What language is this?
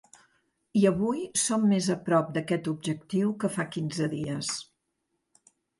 Catalan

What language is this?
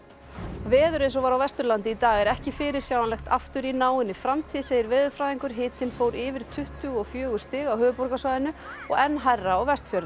Icelandic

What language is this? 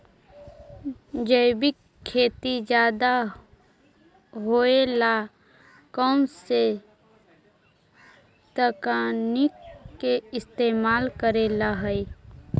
Magahi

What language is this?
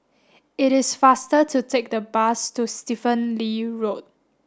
English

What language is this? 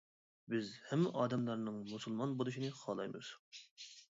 Uyghur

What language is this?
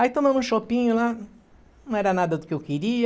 Portuguese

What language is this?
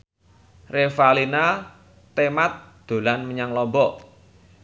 Javanese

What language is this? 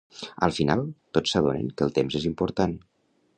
Catalan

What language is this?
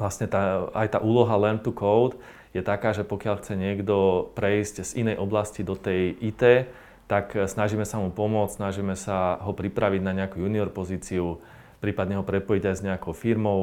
Slovak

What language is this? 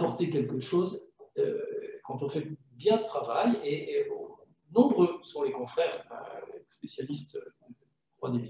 French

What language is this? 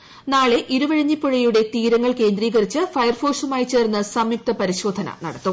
Malayalam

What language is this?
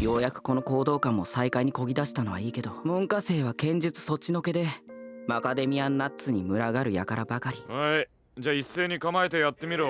Japanese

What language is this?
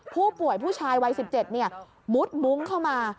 Thai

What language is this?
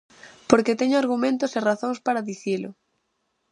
Galician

